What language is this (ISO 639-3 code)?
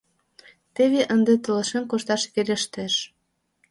chm